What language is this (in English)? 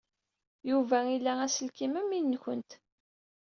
Kabyle